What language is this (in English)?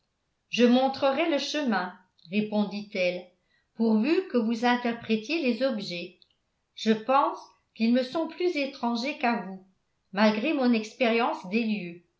French